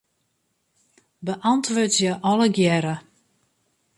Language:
Western Frisian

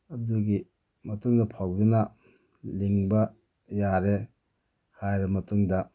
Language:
Manipuri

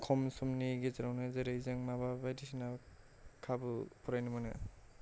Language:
Bodo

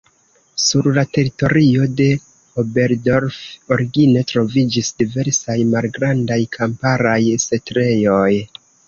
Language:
Esperanto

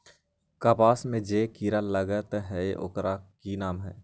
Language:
Magahi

